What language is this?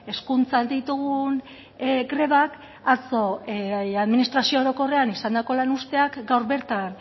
Basque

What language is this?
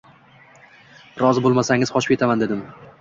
Uzbek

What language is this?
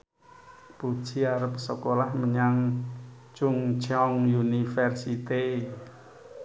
Javanese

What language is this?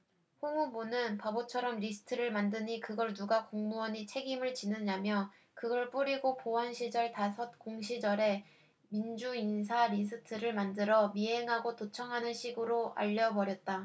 Korean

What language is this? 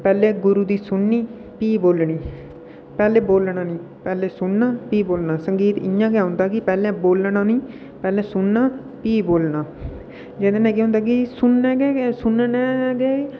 Dogri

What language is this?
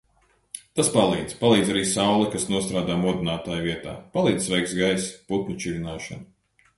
Latvian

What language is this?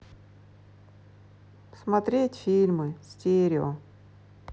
Russian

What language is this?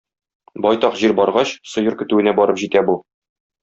Tatar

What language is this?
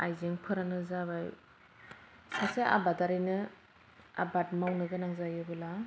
Bodo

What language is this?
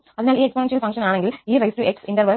Malayalam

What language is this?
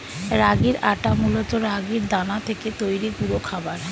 Bangla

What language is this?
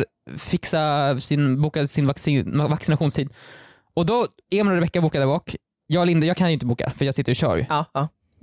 Swedish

